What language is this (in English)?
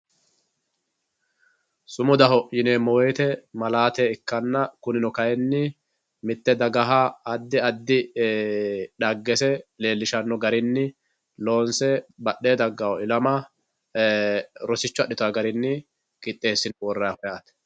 Sidamo